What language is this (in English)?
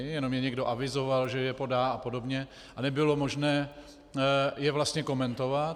Czech